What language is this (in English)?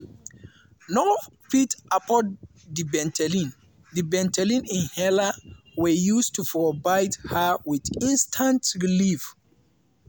Nigerian Pidgin